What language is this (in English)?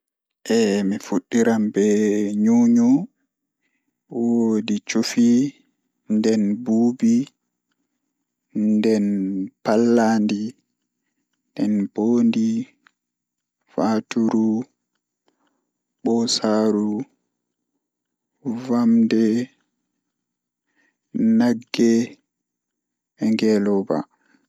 Fula